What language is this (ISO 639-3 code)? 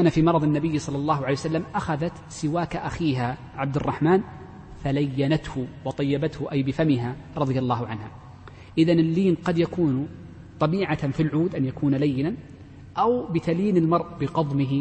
ara